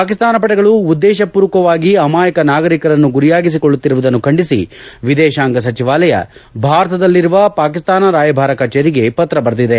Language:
Kannada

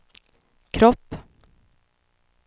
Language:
Swedish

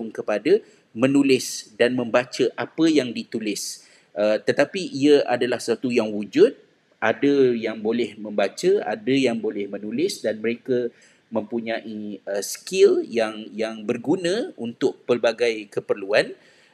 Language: Malay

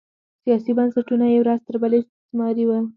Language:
Pashto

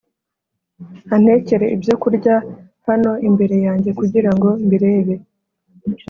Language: Kinyarwanda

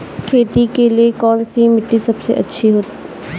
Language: Hindi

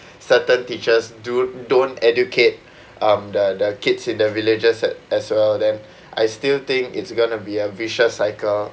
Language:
English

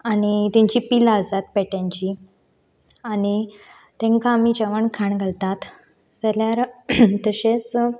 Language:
Konkani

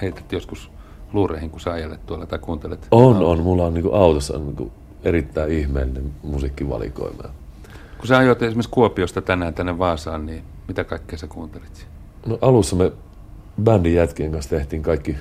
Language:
Finnish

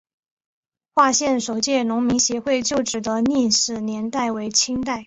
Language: Chinese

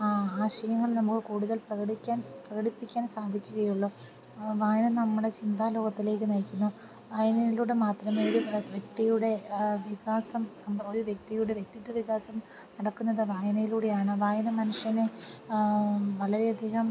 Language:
Malayalam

